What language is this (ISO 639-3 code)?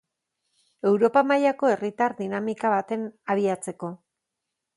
eus